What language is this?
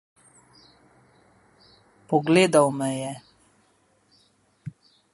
Slovenian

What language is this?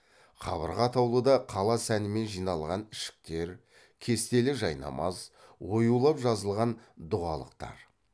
Kazakh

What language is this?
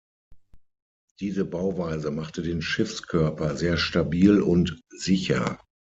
German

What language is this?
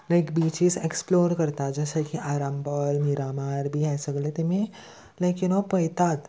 Konkani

